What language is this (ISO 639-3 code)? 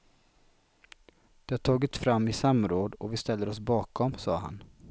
swe